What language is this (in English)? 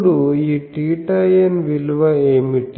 Telugu